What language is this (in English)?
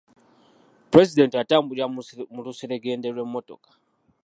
Ganda